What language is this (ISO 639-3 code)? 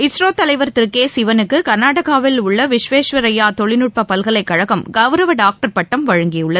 tam